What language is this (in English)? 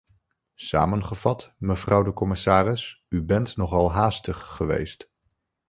Dutch